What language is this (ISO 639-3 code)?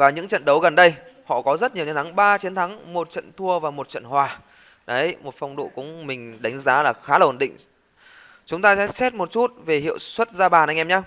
vie